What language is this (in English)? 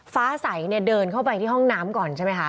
Thai